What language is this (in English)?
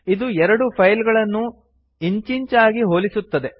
Kannada